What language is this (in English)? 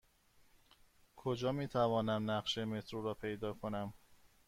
Persian